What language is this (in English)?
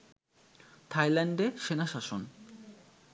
Bangla